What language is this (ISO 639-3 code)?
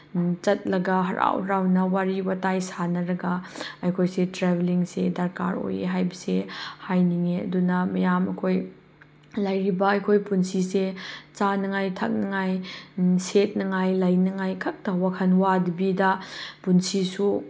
mni